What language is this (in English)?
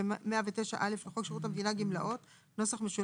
Hebrew